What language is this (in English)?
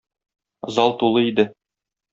Tatar